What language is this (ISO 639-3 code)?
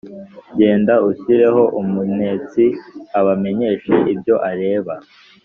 kin